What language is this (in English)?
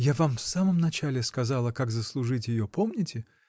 Russian